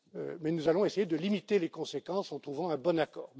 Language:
French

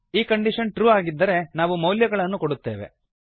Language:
Kannada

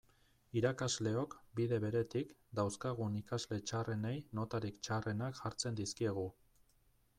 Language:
Basque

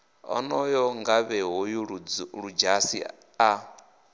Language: Venda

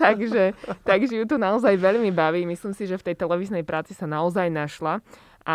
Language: Slovak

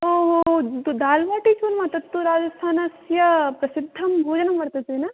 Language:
Sanskrit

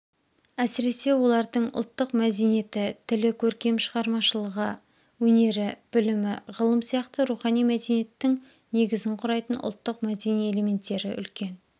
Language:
Kazakh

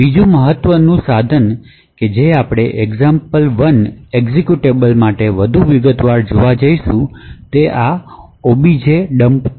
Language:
Gujarati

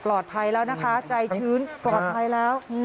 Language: Thai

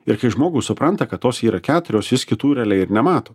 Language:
Lithuanian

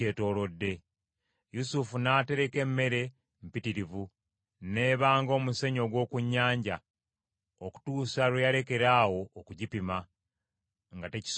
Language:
Ganda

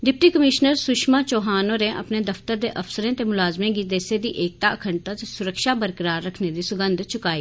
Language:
Dogri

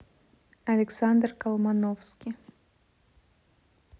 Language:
Russian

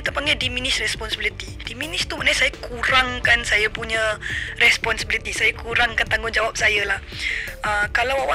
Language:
Malay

